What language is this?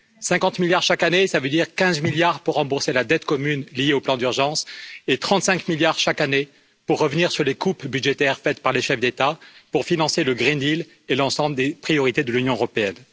French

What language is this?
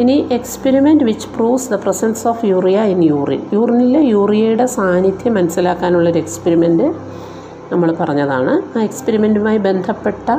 Malayalam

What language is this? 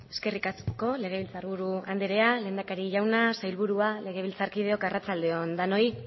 Basque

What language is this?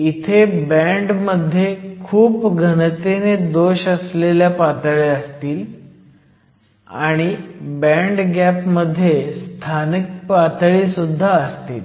Marathi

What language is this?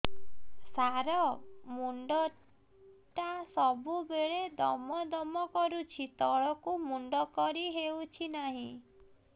Odia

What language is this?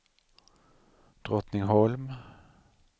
Swedish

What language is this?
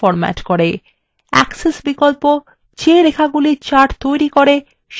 Bangla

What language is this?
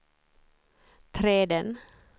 Swedish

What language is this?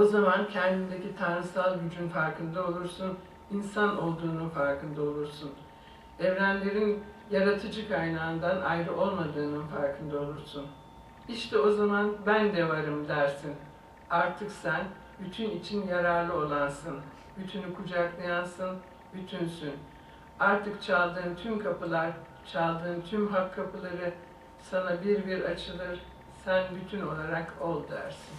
Turkish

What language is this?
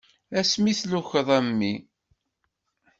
Kabyle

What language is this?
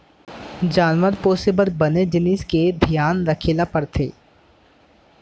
Chhattisgarhi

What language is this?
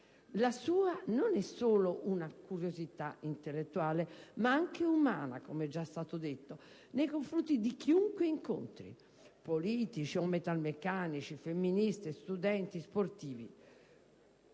Italian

